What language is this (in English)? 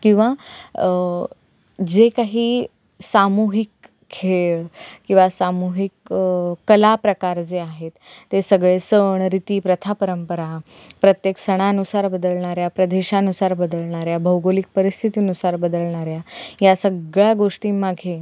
Marathi